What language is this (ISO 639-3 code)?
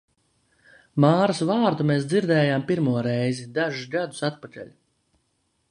lav